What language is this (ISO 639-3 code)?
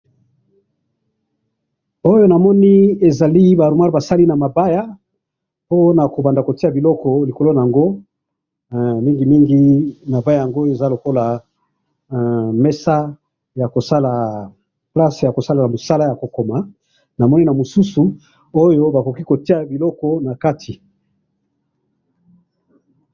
lin